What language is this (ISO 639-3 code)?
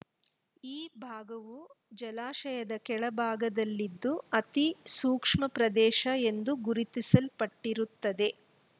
kan